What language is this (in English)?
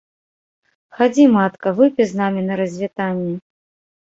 Belarusian